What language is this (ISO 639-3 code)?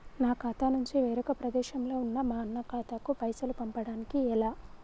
tel